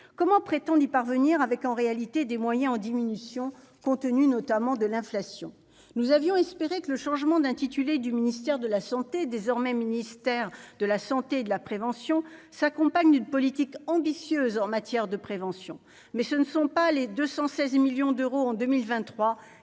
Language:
French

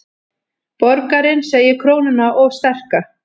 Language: Icelandic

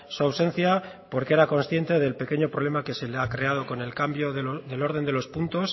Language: Spanish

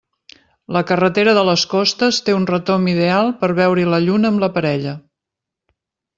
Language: Catalan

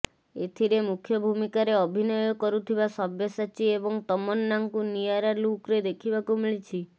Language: Odia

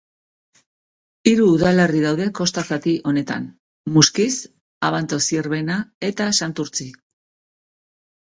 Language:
Basque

